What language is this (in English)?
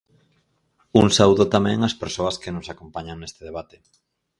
Galician